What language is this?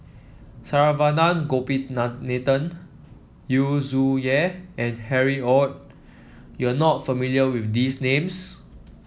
English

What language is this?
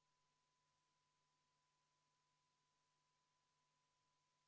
Estonian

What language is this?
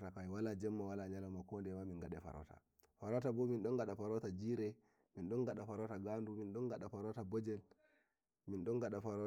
Nigerian Fulfulde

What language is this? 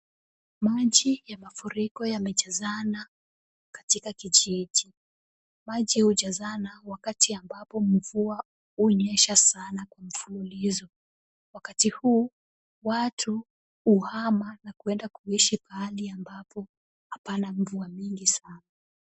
Swahili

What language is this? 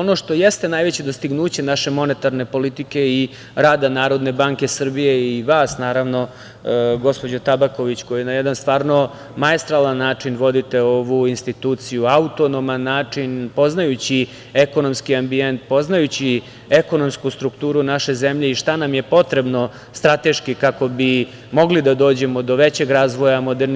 Serbian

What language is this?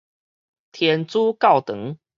Min Nan Chinese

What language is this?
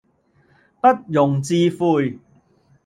Cantonese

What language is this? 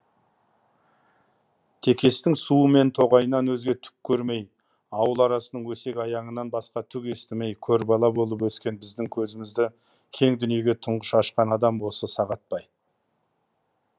Kazakh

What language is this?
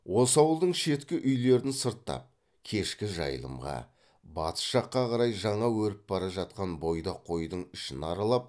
Kazakh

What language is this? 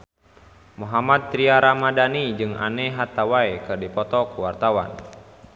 Sundanese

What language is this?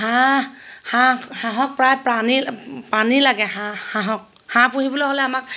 Assamese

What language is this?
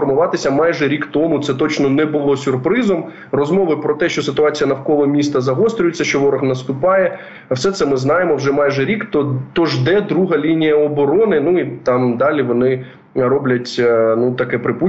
Ukrainian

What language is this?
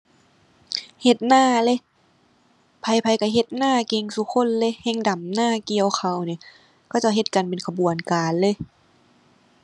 Thai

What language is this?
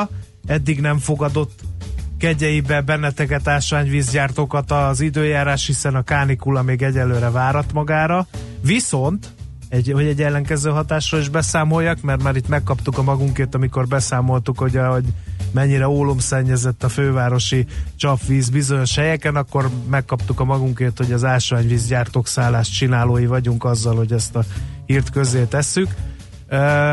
Hungarian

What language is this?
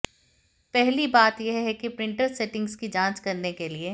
Hindi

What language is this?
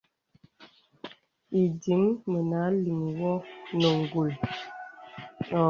Bebele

